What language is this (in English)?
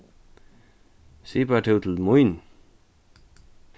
Faroese